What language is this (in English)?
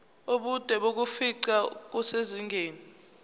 Zulu